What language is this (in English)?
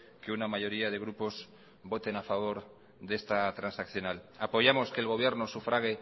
Spanish